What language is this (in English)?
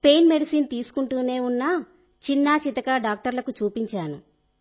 Telugu